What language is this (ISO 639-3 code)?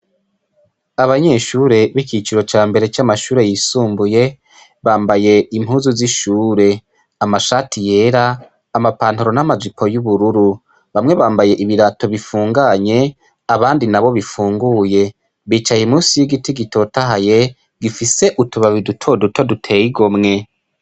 run